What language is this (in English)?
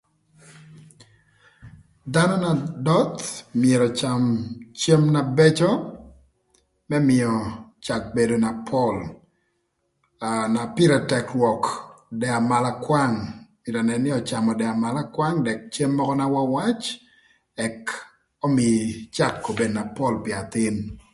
Thur